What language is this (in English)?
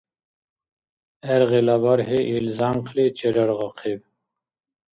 Dargwa